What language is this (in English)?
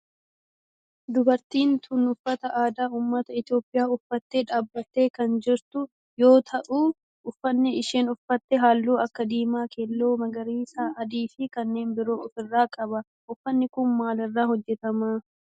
Oromo